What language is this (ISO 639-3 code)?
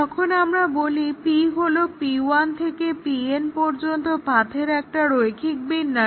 ben